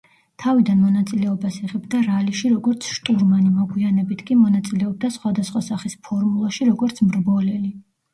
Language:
Georgian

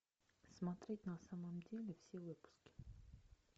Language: Russian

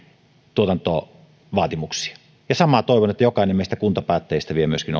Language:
Finnish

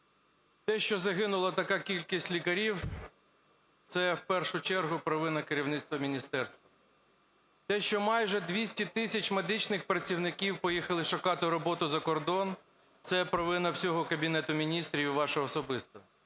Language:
Ukrainian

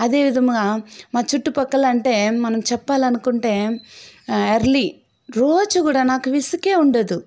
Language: Telugu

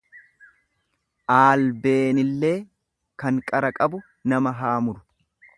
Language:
Oromo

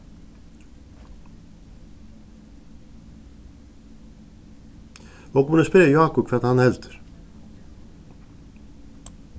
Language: Faroese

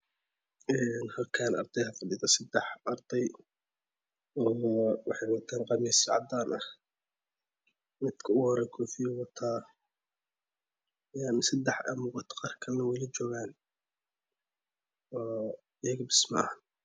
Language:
Somali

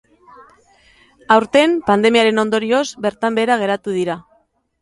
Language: Basque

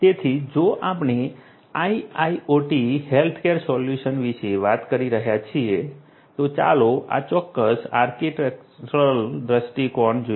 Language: Gujarati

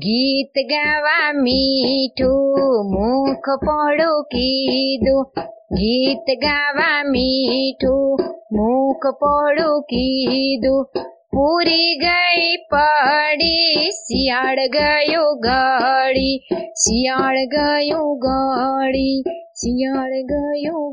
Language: Gujarati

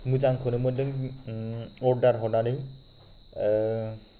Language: Bodo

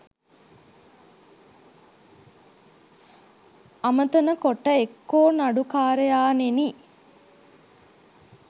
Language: Sinhala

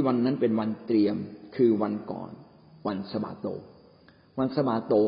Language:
Thai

